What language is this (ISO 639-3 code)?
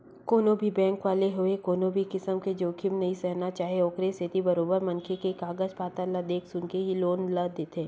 hne